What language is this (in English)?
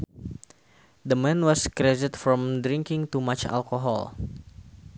Sundanese